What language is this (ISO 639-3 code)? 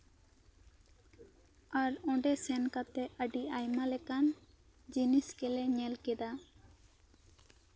sat